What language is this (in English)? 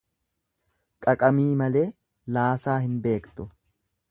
Oromo